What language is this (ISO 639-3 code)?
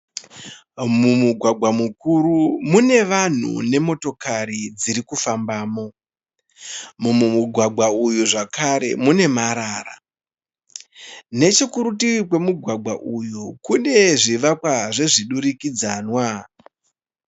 sna